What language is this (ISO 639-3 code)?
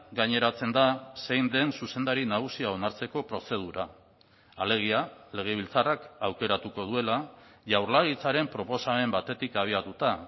eus